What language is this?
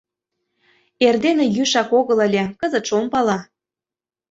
Mari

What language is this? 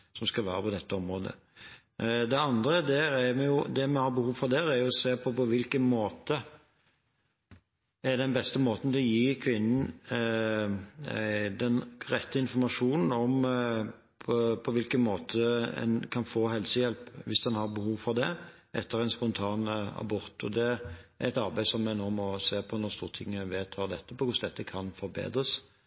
Norwegian Bokmål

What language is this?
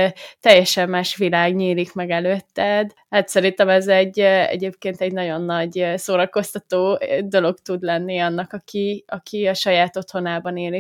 Hungarian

